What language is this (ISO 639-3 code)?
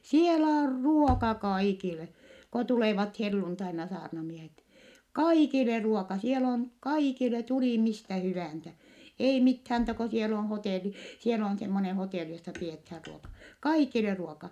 fin